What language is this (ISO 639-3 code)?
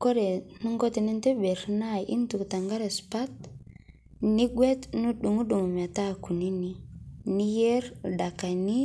mas